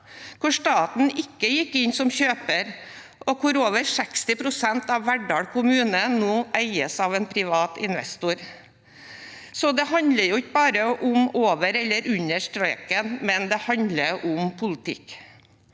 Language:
Norwegian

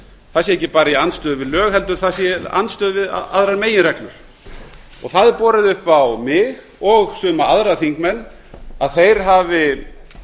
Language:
Icelandic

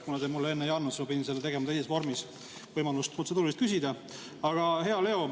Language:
Estonian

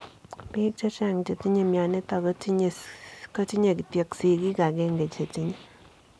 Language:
Kalenjin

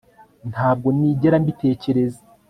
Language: Kinyarwanda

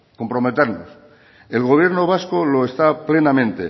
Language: Spanish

